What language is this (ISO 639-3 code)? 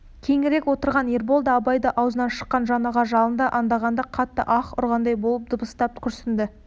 kaz